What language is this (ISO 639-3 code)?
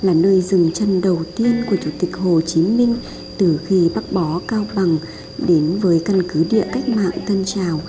vie